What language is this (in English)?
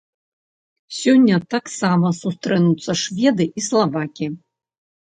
Belarusian